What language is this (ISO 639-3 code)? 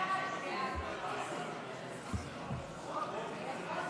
heb